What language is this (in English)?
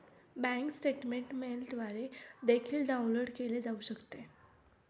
Marathi